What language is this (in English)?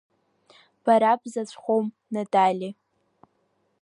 Abkhazian